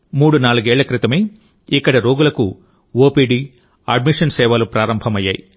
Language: Telugu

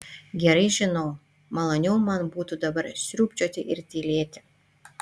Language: Lithuanian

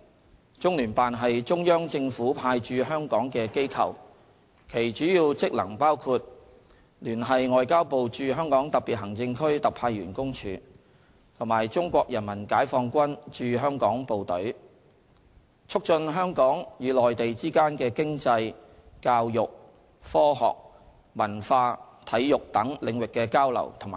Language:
Cantonese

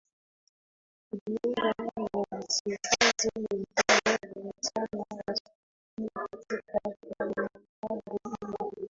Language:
Swahili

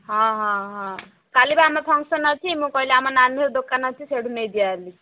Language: Odia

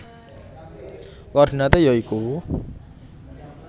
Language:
Javanese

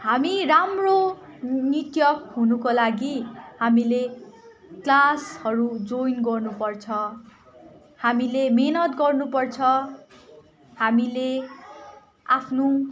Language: Nepali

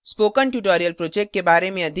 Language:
Hindi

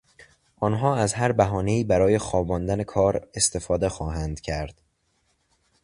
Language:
Persian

